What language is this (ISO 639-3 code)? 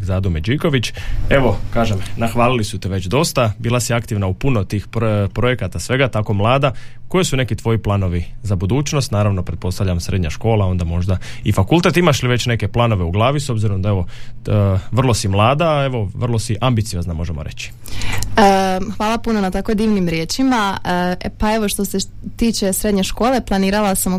hrv